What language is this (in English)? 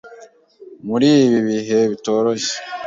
Kinyarwanda